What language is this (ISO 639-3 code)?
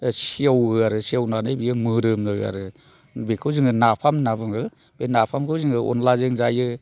brx